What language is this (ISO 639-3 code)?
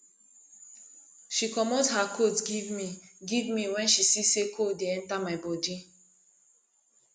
pcm